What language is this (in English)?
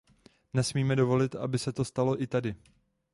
Czech